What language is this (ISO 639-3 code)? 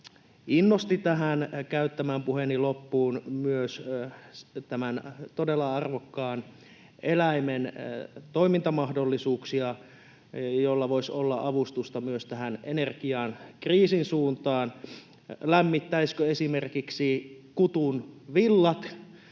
fin